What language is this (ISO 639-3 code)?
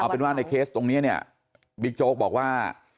tha